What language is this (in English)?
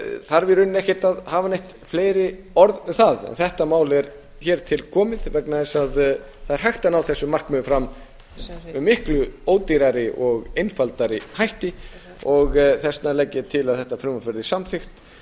Icelandic